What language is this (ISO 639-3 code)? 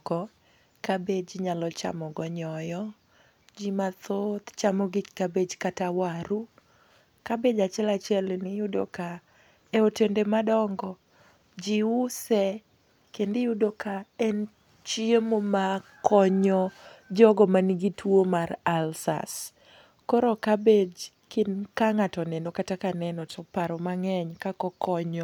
luo